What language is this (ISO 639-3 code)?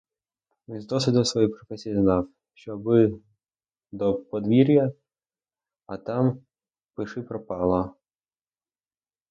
ukr